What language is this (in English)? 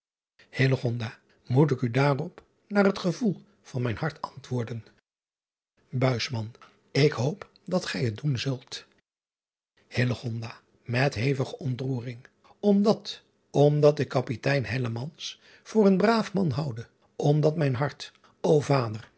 Dutch